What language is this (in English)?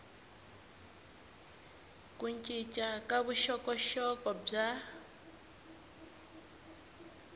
Tsonga